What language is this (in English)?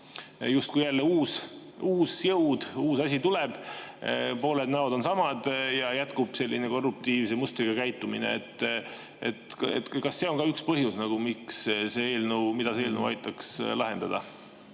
Estonian